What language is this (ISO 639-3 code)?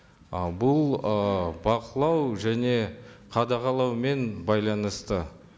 kaz